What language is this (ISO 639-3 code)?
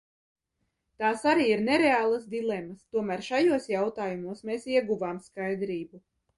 lav